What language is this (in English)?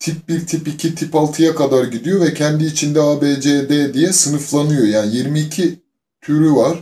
Turkish